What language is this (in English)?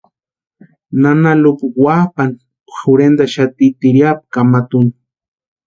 Western Highland Purepecha